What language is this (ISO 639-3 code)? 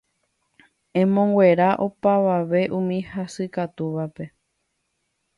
grn